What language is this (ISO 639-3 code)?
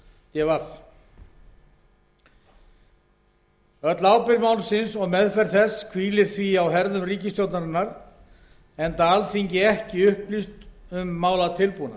isl